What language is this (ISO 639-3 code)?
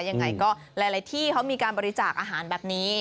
tha